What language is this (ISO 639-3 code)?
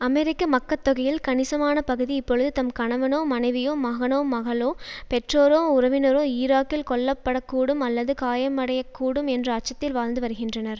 tam